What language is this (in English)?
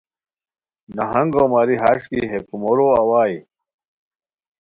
Khowar